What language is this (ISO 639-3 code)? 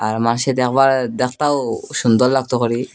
ben